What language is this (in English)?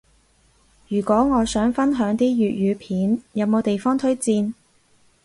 Cantonese